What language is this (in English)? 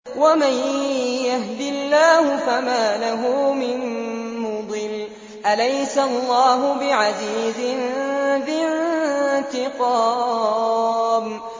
Arabic